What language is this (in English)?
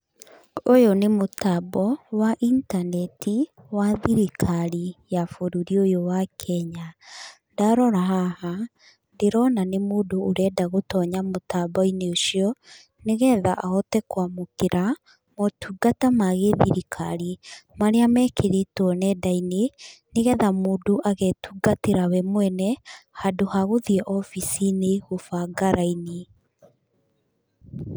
Kikuyu